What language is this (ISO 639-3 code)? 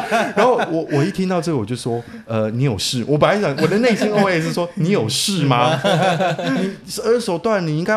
zho